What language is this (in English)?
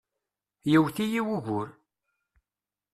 Kabyle